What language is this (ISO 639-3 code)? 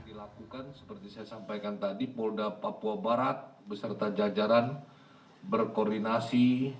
ind